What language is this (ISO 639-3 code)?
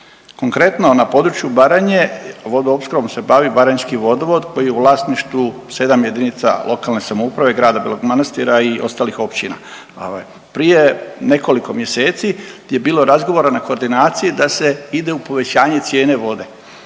hrv